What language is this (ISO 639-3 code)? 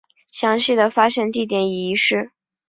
zho